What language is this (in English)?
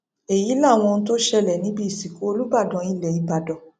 Yoruba